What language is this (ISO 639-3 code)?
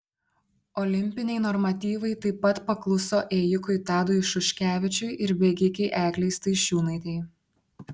lit